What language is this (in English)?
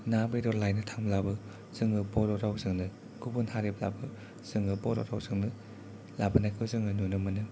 Bodo